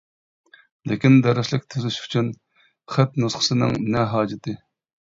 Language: Uyghur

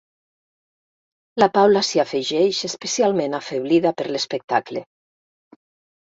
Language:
Catalan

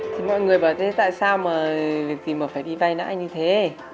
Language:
Vietnamese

